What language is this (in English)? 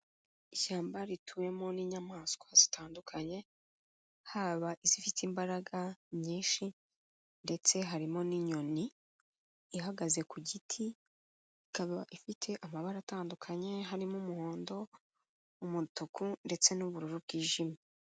Kinyarwanda